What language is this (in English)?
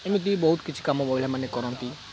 Odia